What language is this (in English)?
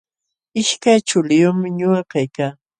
Jauja Wanca Quechua